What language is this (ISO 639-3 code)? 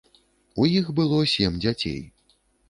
bel